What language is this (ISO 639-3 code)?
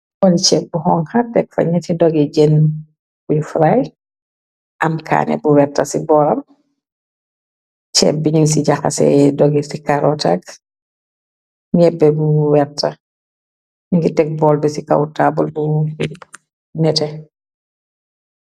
wol